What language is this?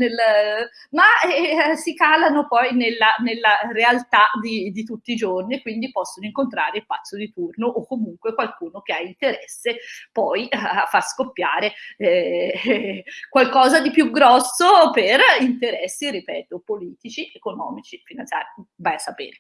Italian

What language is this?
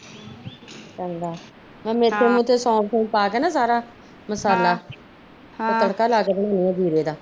Punjabi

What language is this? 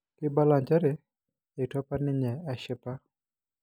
Masai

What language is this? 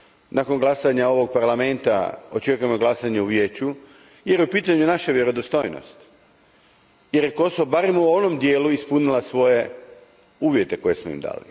Croatian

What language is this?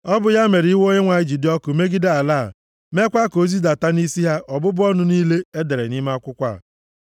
Igbo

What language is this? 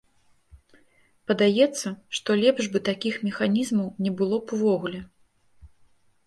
Belarusian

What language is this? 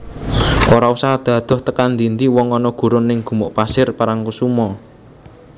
Javanese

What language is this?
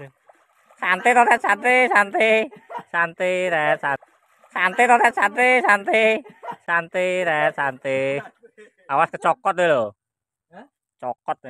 Indonesian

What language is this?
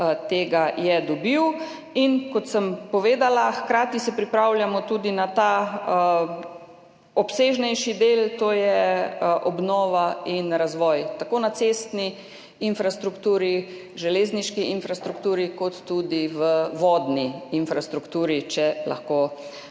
Slovenian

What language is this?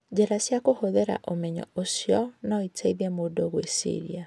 Kikuyu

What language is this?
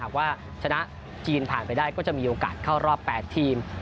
Thai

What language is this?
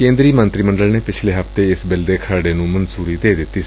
Punjabi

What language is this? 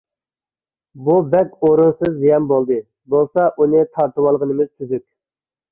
Uyghur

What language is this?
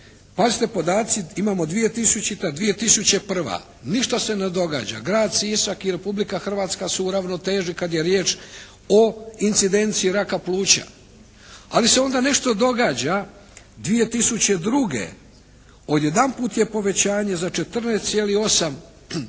Croatian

